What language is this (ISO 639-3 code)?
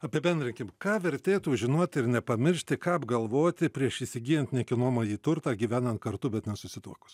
lit